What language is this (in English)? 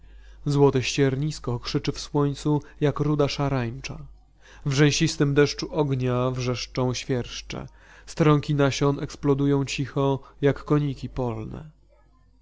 Polish